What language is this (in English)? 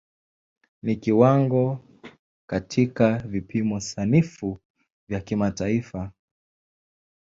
Swahili